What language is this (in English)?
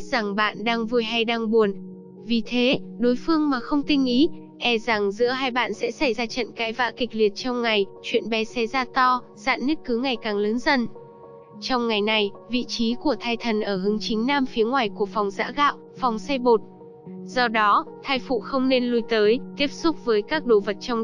Vietnamese